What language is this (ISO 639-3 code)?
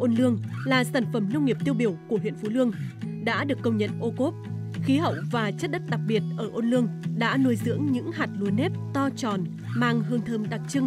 vie